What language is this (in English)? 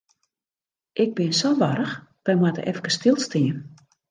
Western Frisian